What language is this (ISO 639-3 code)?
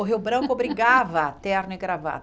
por